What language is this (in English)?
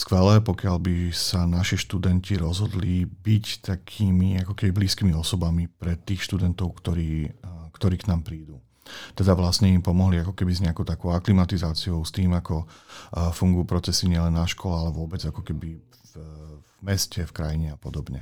Slovak